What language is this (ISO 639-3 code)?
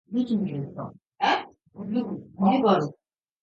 jpn